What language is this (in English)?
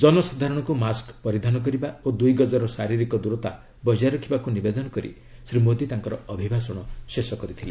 Odia